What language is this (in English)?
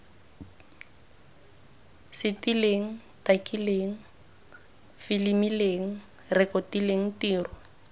Tswana